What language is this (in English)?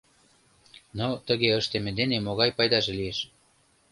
Mari